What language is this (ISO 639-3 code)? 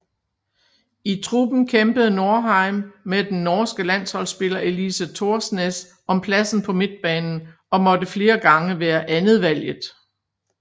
dan